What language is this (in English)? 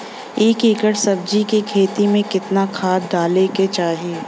Bhojpuri